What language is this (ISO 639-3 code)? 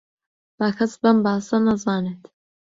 ckb